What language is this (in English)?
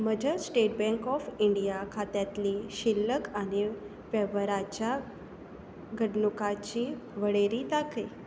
Konkani